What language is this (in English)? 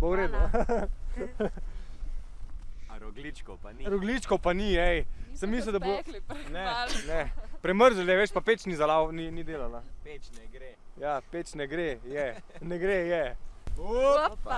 Slovenian